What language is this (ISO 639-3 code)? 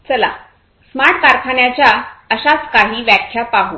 mar